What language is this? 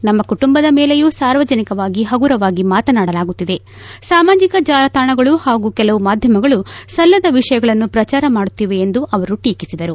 Kannada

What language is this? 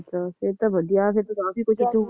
Punjabi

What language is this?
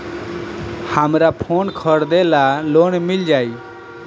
Bhojpuri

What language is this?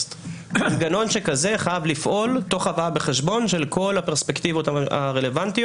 Hebrew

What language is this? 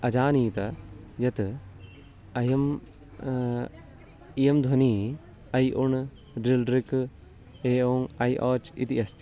Sanskrit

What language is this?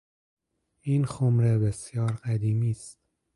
Persian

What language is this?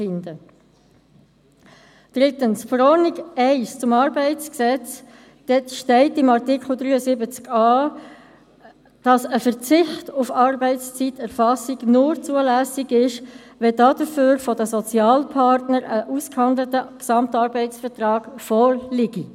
Swiss German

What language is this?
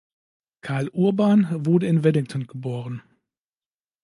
German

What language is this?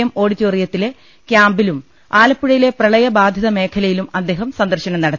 Malayalam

